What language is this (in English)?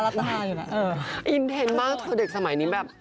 Thai